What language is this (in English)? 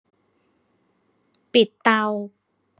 Thai